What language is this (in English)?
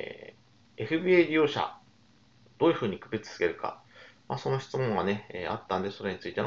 Japanese